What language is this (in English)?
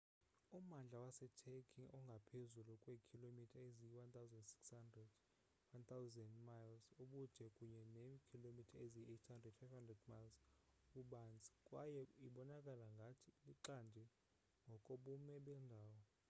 Xhosa